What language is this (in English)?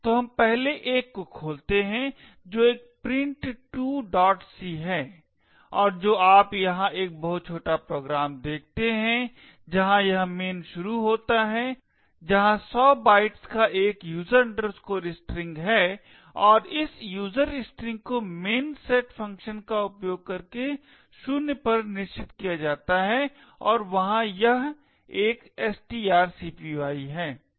Hindi